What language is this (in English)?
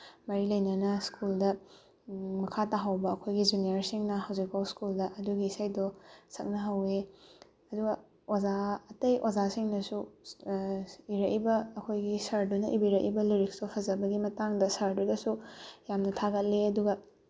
Manipuri